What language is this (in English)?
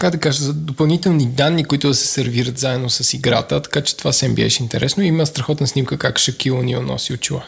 Bulgarian